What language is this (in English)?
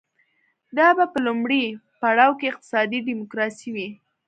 Pashto